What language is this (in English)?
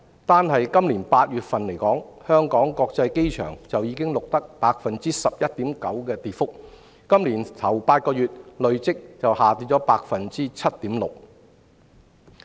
Cantonese